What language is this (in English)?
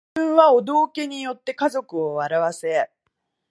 Japanese